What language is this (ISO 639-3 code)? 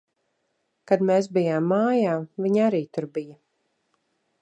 lav